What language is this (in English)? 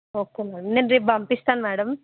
Telugu